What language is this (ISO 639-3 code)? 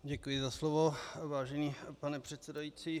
ces